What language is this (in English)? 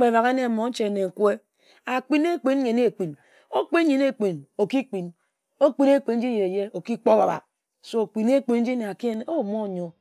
Ejagham